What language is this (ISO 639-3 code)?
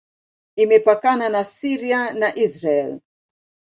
swa